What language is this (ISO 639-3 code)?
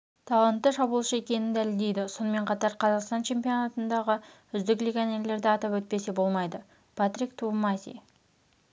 kaz